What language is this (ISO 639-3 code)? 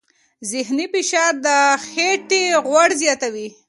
pus